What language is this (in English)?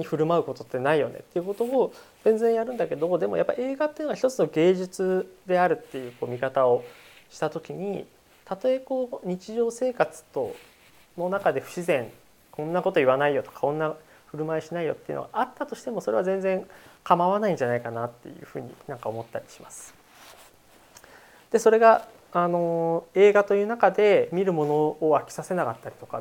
Japanese